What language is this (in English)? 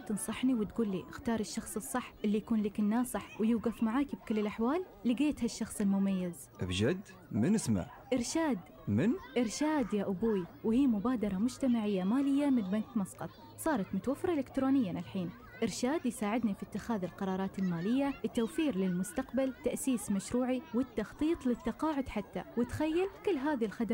Arabic